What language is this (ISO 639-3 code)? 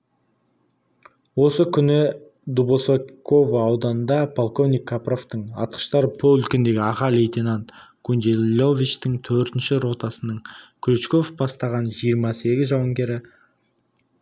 kaz